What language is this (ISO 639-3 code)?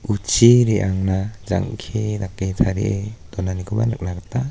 grt